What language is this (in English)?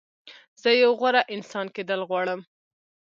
Pashto